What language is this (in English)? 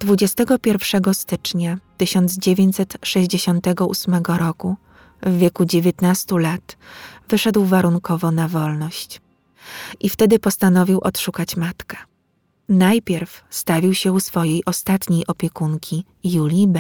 Polish